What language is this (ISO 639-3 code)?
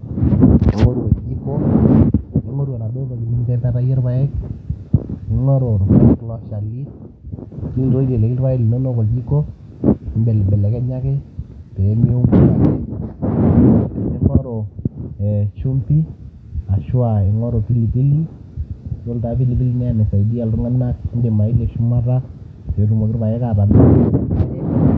mas